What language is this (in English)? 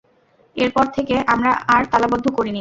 Bangla